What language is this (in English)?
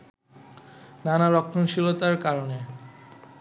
Bangla